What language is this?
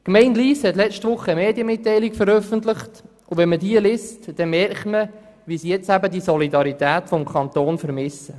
Swiss German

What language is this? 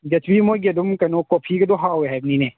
Manipuri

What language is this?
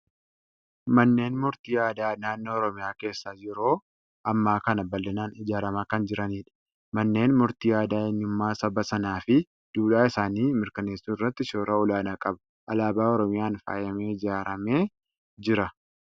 Oromo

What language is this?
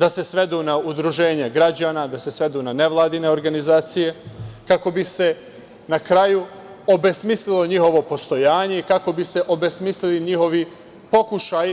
Serbian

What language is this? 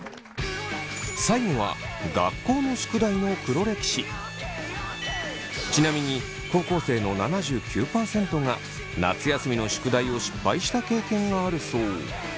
Japanese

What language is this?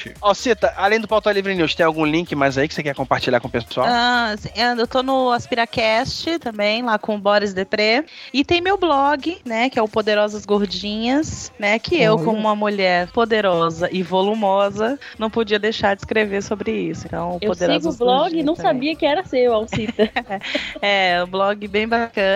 Portuguese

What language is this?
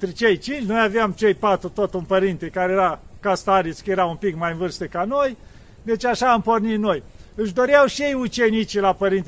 Romanian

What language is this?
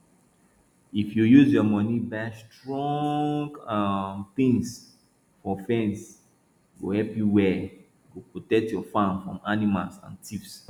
Nigerian Pidgin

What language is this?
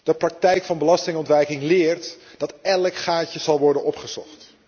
Dutch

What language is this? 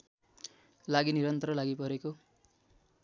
Nepali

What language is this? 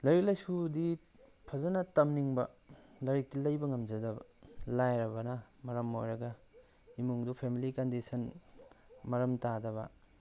Manipuri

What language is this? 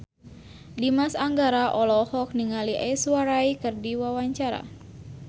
Sundanese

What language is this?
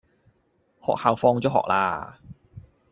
Cantonese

